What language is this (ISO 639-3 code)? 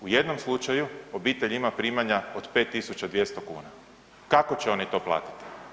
hrv